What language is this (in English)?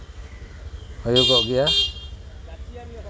Santali